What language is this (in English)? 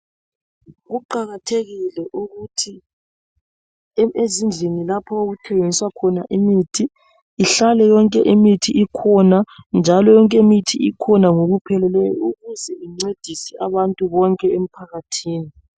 North Ndebele